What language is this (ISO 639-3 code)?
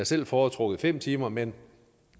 dan